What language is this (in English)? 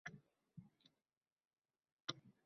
Uzbek